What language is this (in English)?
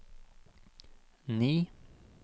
Norwegian